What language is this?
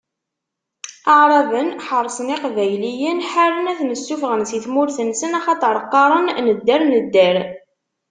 Kabyle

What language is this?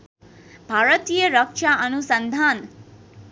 Nepali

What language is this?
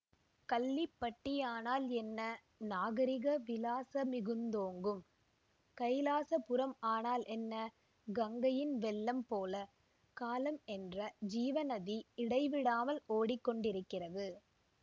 Tamil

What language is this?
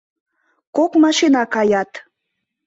Mari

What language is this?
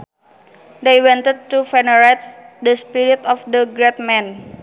Sundanese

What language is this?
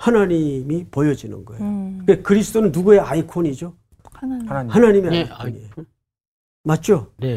Korean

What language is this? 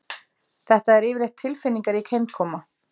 Icelandic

